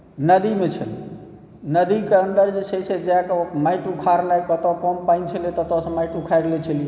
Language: Maithili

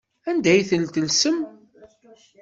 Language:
Kabyle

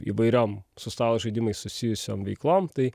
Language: Lithuanian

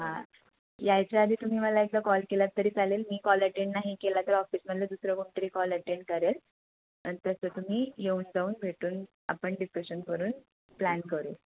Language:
Marathi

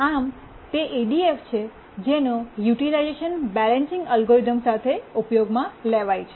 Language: Gujarati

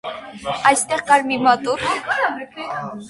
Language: Armenian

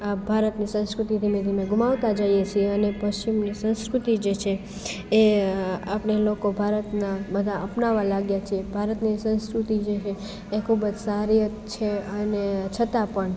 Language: Gujarati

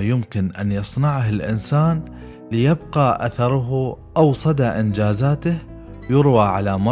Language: Arabic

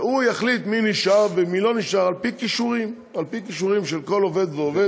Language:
Hebrew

